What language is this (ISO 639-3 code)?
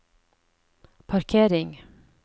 nor